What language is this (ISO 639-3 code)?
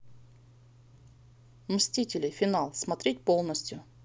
rus